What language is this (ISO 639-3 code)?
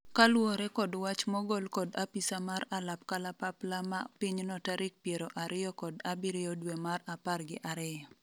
luo